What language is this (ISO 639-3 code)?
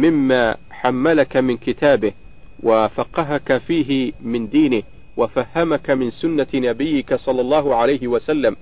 ara